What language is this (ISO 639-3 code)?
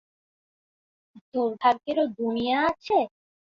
ben